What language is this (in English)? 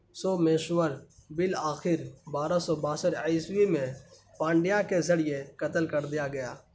Urdu